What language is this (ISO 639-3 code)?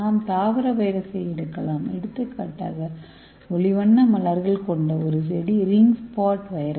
tam